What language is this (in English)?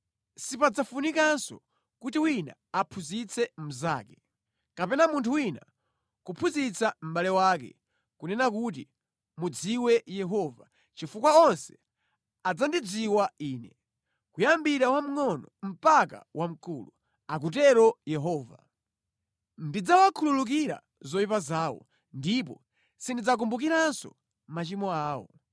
Nyanja